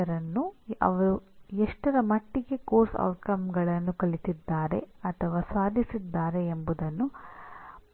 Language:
Kannada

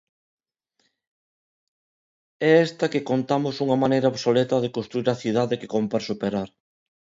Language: Galician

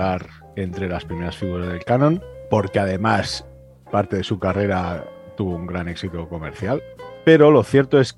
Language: Spanish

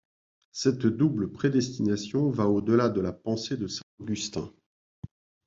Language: French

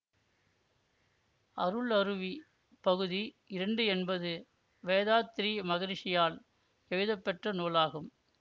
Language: Tamil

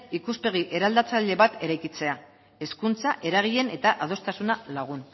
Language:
Basque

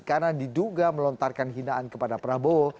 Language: Indonesian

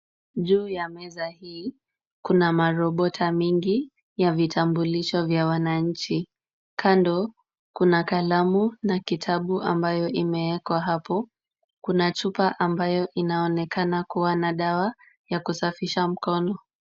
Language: Swahili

